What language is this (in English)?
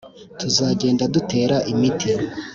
Kinyarwanda